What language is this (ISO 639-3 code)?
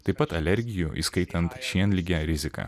lit